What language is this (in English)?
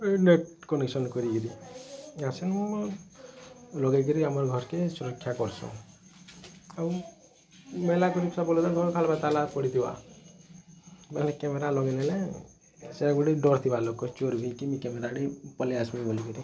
Odia